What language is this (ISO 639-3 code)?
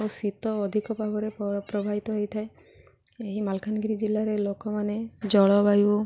ori